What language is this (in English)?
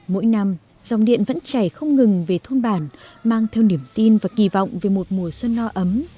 Vietnamese